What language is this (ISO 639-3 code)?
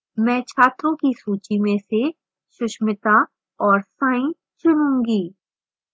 hin